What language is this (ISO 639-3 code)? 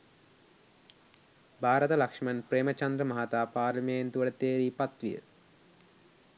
sin